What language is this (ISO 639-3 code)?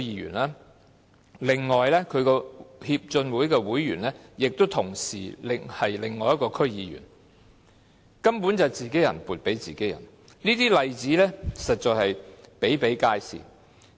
yue